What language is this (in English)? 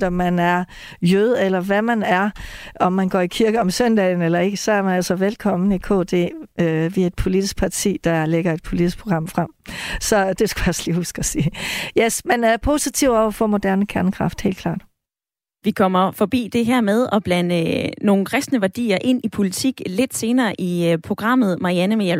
Danish